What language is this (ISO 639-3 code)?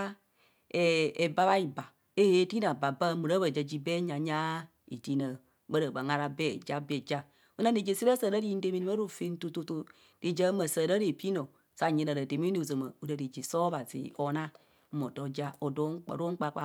bcs